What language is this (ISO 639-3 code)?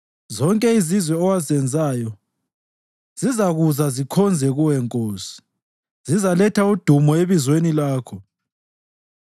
nde